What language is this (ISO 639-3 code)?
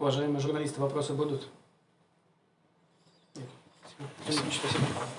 rus